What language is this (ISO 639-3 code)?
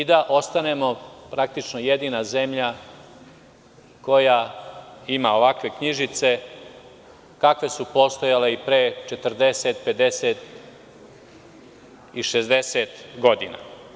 srp